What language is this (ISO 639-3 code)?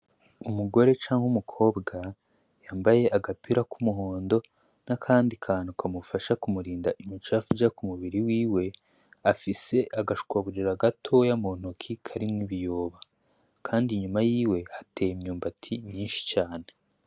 run